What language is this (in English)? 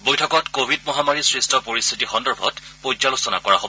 Assamese